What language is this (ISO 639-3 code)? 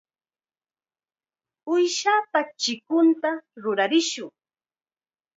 qxa